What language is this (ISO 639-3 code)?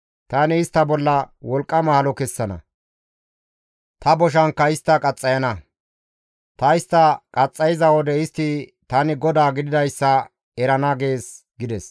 gmv